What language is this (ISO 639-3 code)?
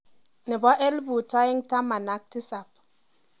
kln